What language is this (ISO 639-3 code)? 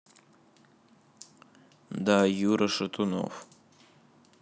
rus